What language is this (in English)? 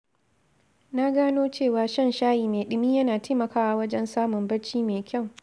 Hausa